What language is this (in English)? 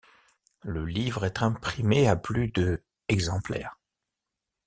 French